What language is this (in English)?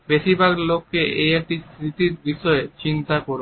Bangla